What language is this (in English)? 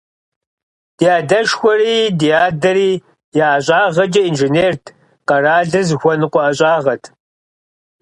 Kabardian